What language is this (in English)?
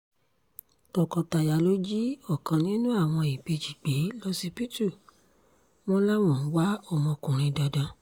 Yoruba